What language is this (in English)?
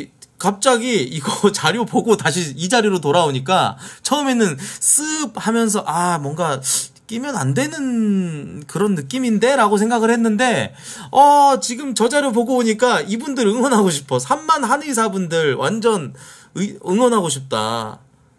Korean